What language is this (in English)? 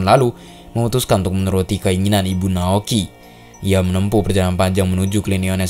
Indonesian